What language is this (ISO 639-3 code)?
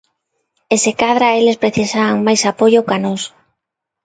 glg